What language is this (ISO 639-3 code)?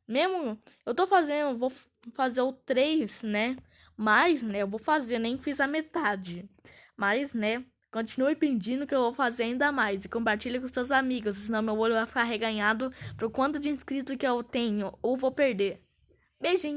por